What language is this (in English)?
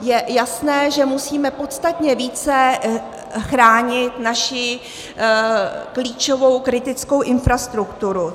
Czech